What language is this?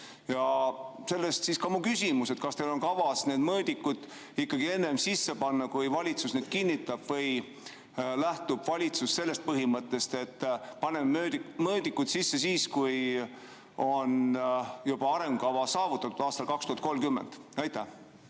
Estonian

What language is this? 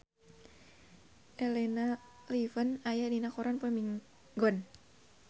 Sundanese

